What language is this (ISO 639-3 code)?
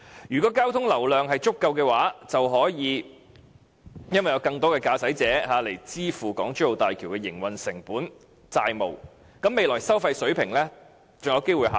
yue